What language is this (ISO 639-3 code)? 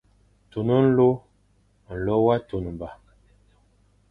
fan